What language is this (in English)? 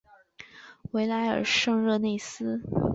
Chinese